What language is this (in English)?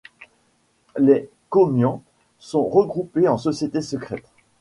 French